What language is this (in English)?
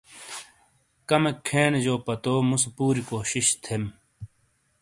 Shina